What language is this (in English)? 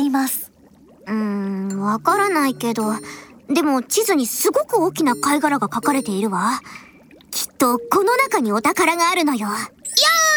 Japanese